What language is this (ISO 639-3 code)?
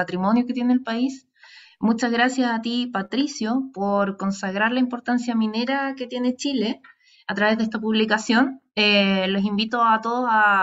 spa